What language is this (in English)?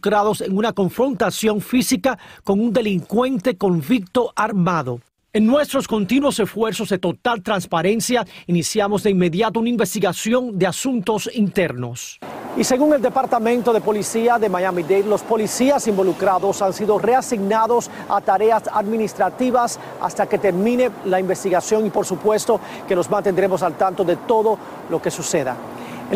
Spanish